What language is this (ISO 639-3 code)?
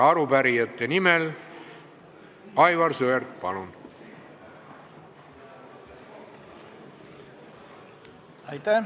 est